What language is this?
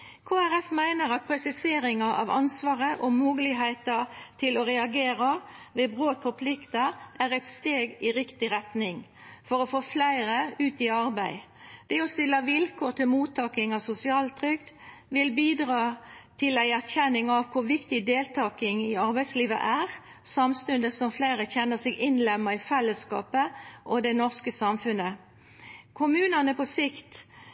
Norwegian Nynorsk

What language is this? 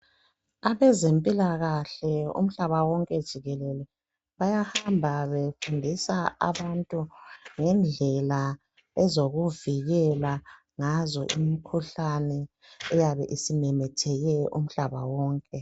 North Ndebele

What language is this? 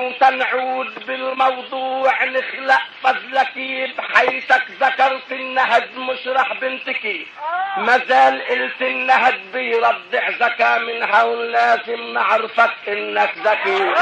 Arabic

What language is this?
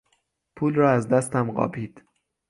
Persian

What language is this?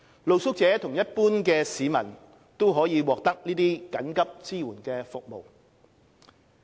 Cantonese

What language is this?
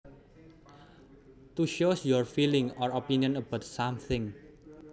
Javanese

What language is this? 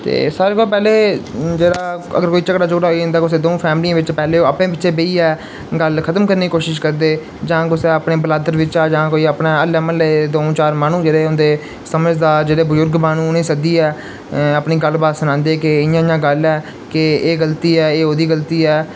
Dogri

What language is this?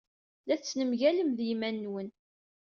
Kabyle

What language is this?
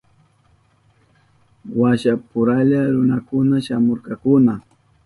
Southern Pastaza Quechua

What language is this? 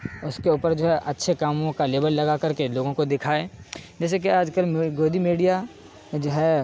Urdu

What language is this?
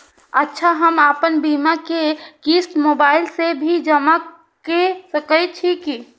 Maithili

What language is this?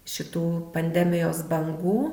Lithuanian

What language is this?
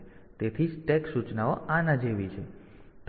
Gujarati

